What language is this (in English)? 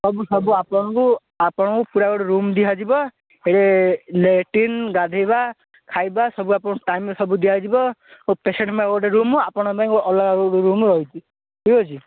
Odia